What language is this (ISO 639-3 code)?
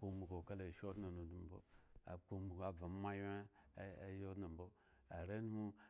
ego